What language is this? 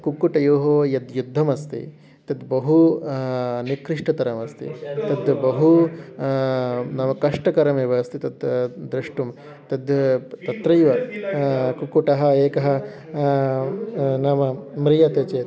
Sanskrit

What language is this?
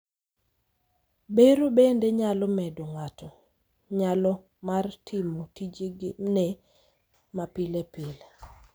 Luo (Kenya and Tanzania)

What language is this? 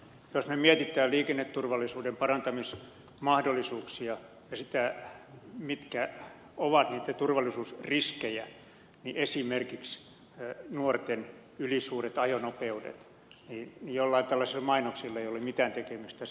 Finnish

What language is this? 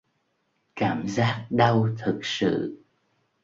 Vietnamese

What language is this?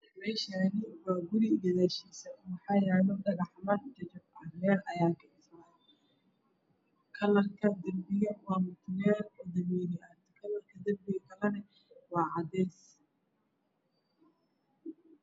Somali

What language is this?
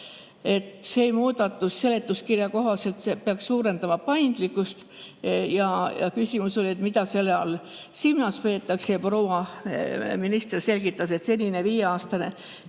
Estonian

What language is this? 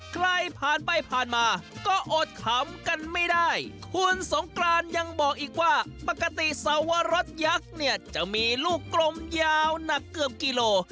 Thai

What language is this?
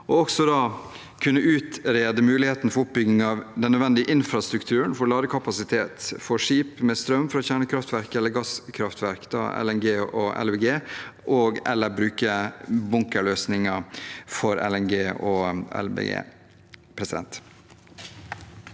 Norwegian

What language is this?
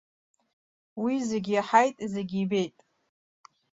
Abkhazian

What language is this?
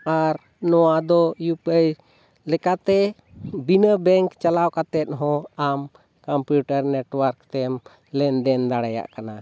Santali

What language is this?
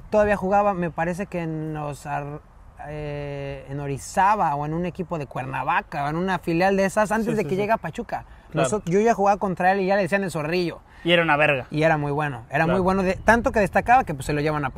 Spanish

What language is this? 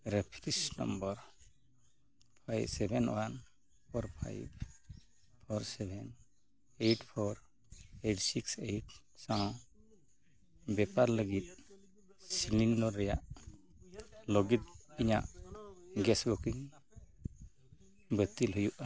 Santali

